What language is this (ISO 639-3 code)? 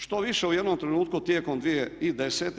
hrv